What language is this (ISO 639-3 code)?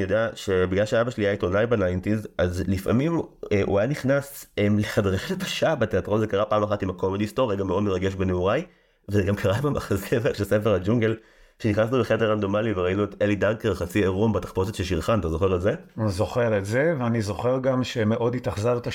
heb